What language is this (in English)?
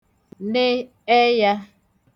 Igbo